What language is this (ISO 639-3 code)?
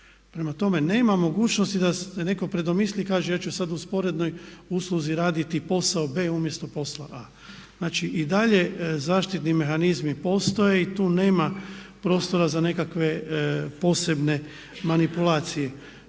hrv